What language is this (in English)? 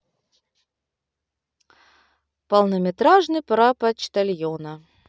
Russian